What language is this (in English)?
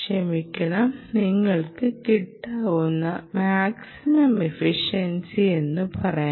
Malayalam